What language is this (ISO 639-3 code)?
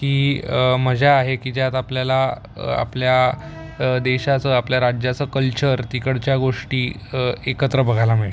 mar